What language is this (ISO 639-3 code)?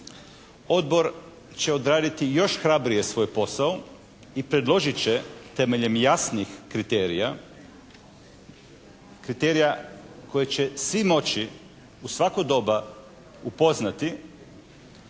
hrv